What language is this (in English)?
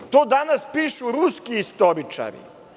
Serbian